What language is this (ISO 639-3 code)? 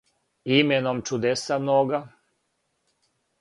srp